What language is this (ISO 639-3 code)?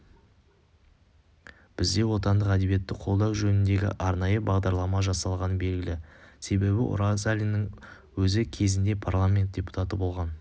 kaz